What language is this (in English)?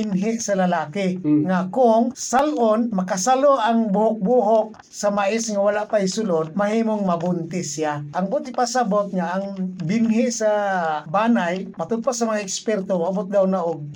Filipino